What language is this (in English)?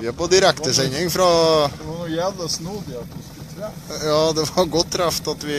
Norwegian